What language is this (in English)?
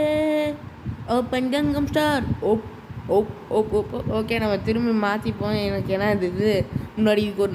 Romanian